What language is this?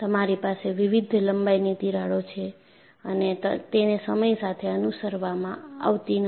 Gujarati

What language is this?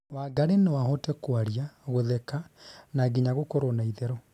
Kikuyu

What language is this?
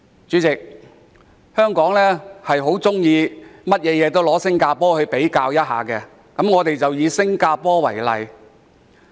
Cantonese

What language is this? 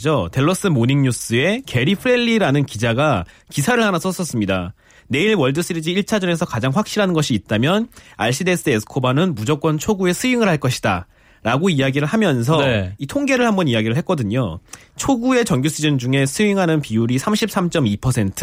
Korean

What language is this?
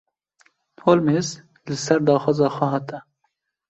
Kurdish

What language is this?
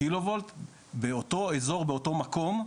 Hebrew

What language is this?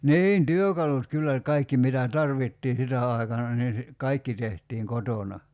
Finnish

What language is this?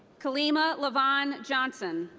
English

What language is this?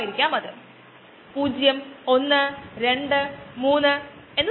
Malayalam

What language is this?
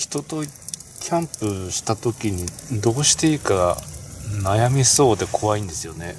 Japanese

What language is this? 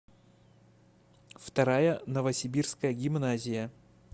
Russian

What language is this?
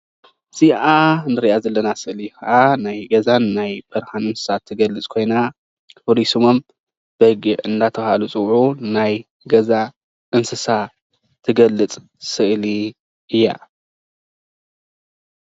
Tigrinya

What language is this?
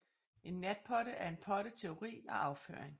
Danish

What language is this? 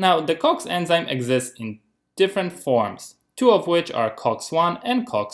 English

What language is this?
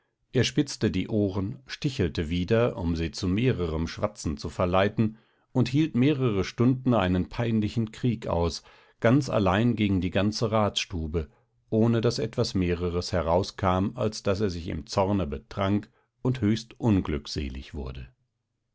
German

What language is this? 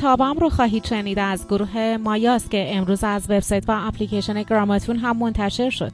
Persian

